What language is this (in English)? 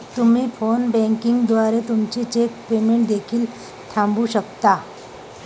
Marathi